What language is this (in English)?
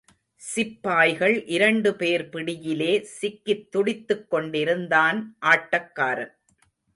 Tamil